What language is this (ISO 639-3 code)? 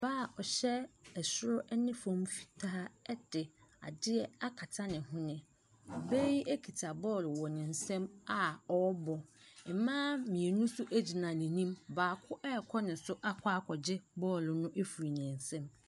aka